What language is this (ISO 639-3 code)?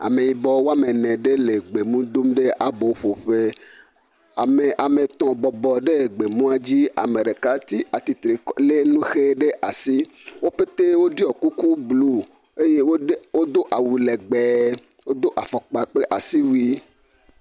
ewe